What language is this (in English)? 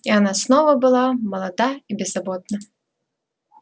Russian